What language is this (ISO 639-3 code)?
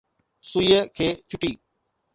snd